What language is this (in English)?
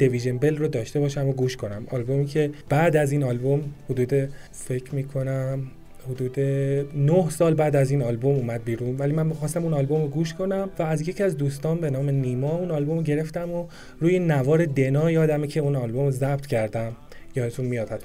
Persian